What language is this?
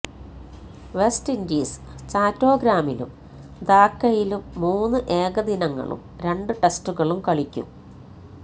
Malayalam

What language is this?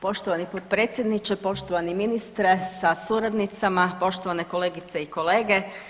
Croatian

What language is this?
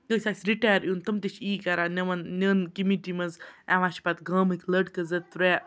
Kashmiri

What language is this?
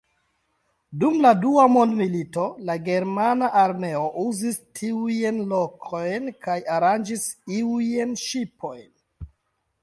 Esperanto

